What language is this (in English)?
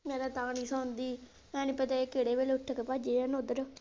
Punjabi